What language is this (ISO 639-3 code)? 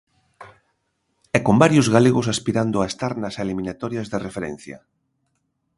glg